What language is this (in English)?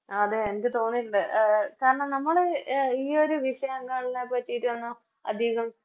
Malayalam